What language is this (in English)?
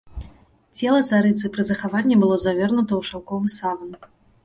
Belarusian